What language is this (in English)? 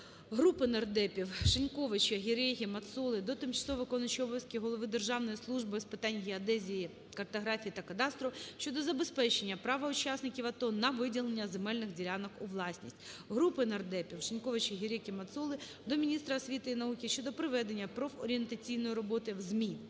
Ukrainian